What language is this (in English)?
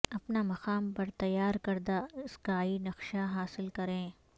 Urdu